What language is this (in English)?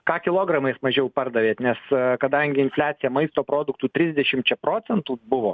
Lithuanian